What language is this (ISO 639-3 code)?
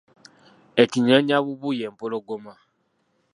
lug